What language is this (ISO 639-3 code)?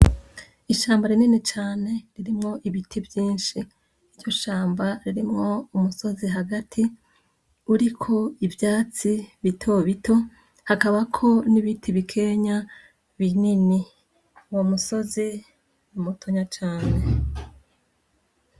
run